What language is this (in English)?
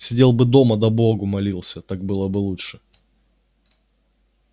Russian